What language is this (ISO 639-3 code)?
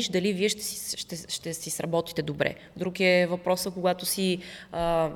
bul